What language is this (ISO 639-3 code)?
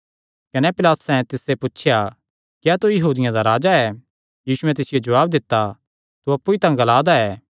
xnr